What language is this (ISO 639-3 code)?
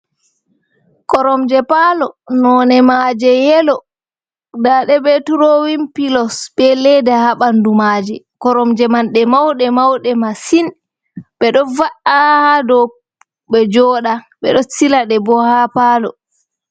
ful